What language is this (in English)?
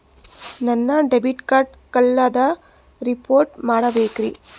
Kannada